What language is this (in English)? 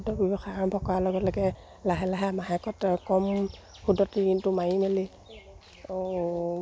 Assamese